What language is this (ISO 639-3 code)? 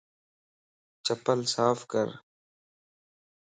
lss